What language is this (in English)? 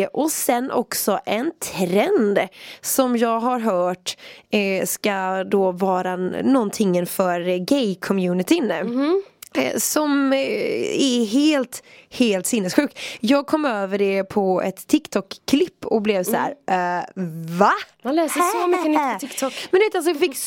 Swedish